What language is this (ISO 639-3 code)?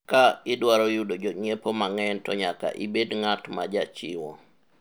luo